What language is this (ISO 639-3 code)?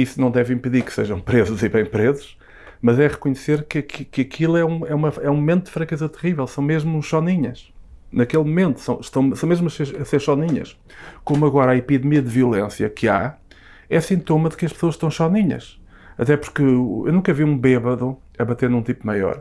por